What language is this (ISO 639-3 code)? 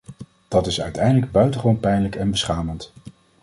nld